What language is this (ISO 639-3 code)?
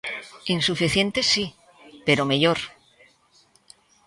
glg